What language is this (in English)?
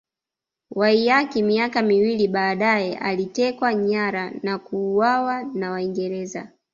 Swahili